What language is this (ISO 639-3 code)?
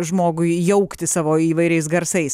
lit